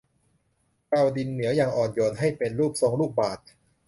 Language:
Thai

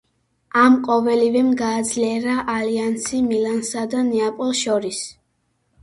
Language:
Georgian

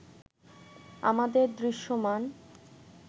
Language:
Bangla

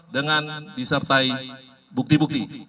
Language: Indonesian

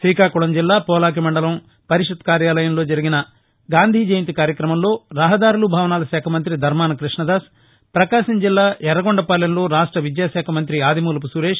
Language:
Telugu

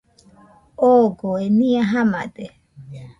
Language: Nüpode Huitoto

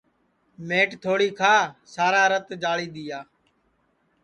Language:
Sansi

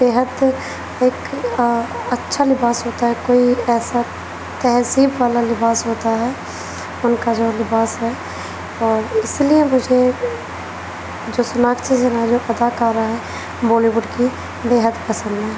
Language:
Urdu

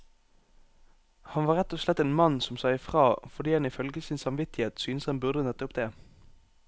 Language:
Norwegian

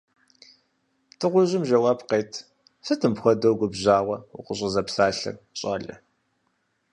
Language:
Kabardian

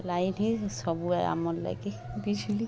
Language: Odia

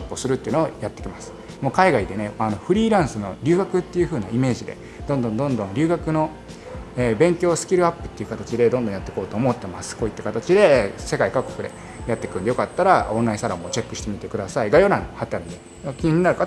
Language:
Japanese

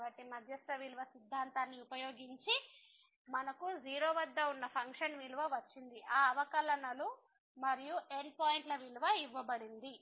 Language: Telugu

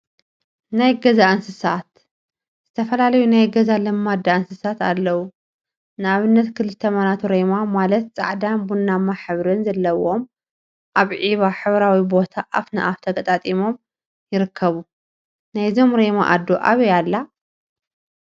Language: Tigrinya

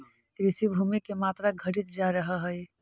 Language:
Magahi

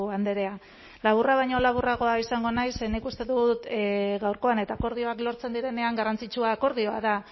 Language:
Basque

